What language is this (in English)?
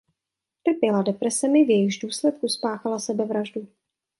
Czech